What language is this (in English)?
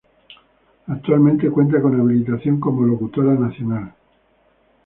Spanish